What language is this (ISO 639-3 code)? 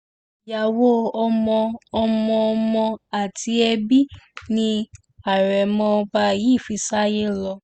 yor